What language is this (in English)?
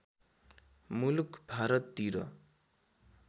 Nepali